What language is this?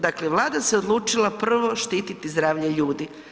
Croatian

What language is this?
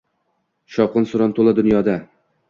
Uzbek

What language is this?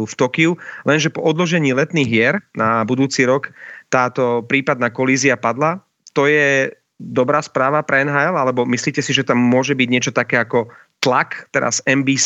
Slovak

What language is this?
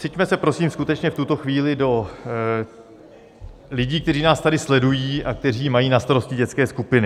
Czech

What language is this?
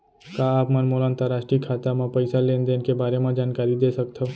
Chhattisgarhi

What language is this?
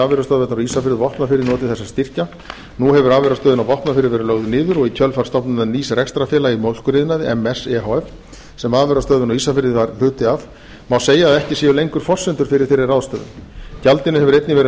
Icelandic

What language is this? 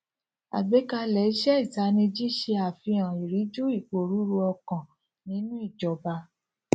Yoruba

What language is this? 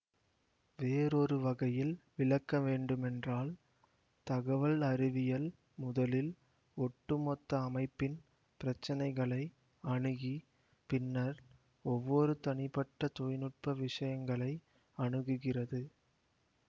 Tamil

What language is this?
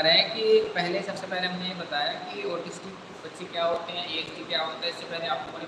Hindi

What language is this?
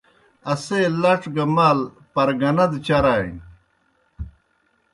Kohistani Shina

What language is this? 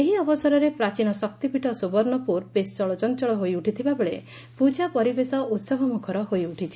Odia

